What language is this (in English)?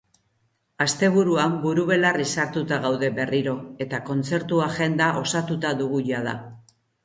Basque